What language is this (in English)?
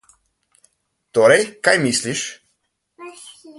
Slovenian